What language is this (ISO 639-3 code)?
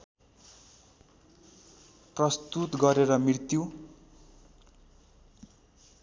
nep